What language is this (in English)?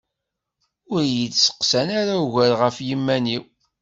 Kabyle